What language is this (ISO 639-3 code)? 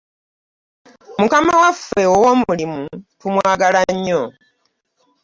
lug